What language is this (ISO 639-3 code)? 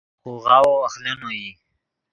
ydg